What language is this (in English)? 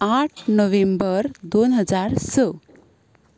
Konkani